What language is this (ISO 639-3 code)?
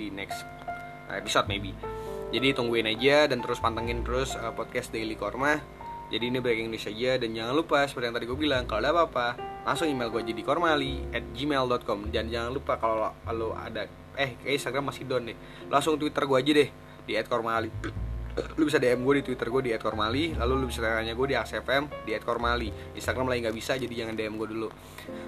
ind